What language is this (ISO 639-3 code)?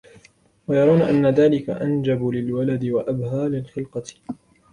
ara